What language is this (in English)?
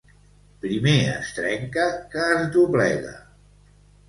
Catalan